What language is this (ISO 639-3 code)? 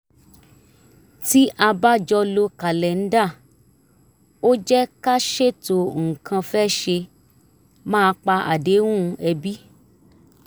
yor